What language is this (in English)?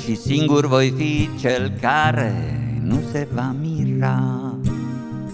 Spanish